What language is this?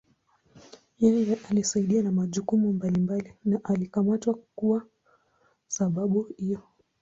Swahili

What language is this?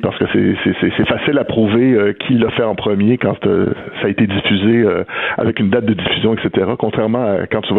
French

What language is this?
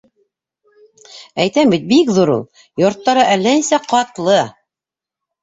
Bashkir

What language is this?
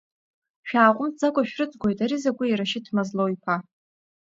Abkhazian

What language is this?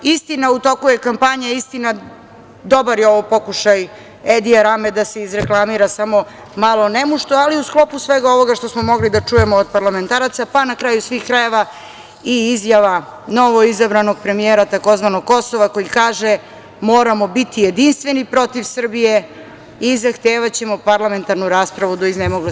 Serbian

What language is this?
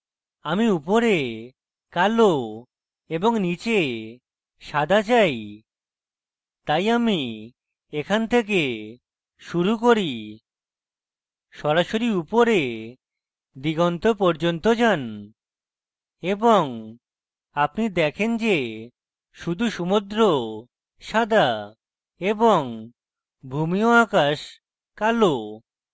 Bangla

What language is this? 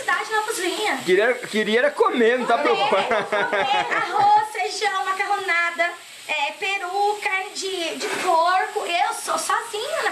Portuguese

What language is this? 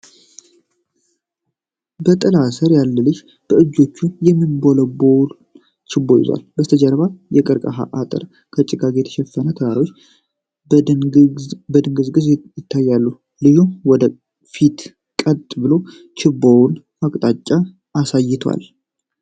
Amharic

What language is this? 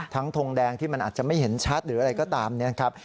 Thai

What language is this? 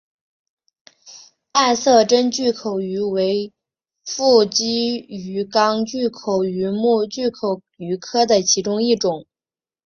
Chinese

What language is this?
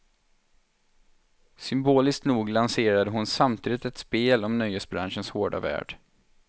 Swedish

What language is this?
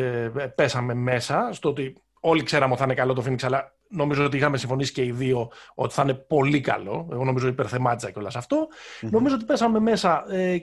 Greek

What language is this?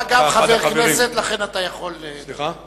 Hebrew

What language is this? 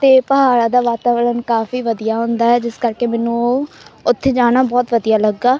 Punjabi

